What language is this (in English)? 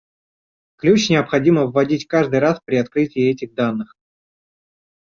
Russian